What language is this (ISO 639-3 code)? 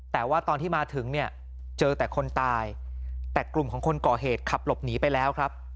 tha